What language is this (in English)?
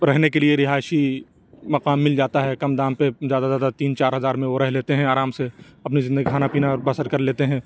Urdu